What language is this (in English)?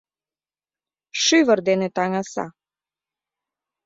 Mari